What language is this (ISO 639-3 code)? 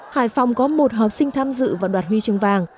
vie